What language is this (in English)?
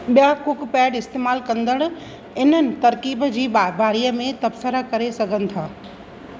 Sindhi